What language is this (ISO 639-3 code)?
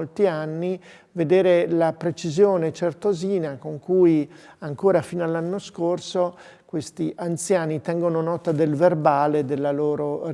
ita